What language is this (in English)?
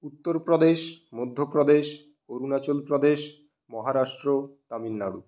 Bangla